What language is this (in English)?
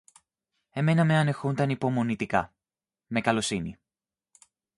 Greek